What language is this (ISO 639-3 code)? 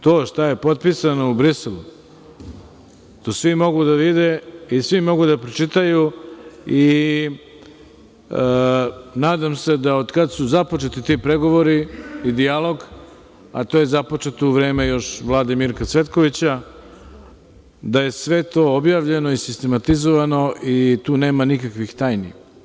srp